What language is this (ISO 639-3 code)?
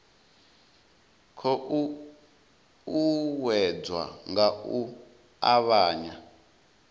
ven